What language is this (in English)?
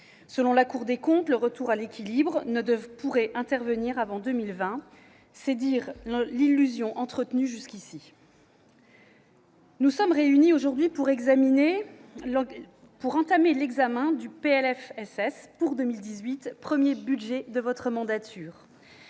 French